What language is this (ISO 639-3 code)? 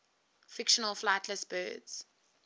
eng